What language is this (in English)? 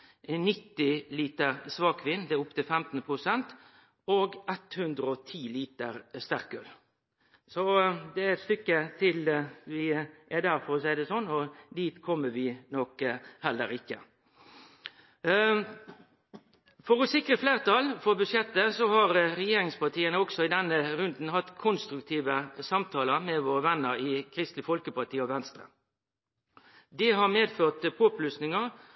Norwegian Nynorsk